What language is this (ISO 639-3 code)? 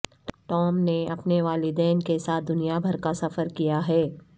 urd